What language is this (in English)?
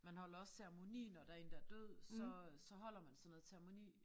Danish